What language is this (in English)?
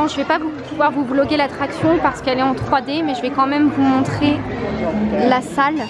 French